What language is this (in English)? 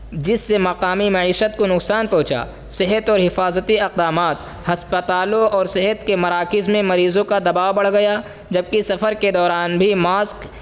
Urdu